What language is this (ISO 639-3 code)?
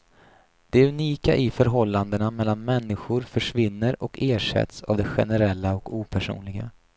swe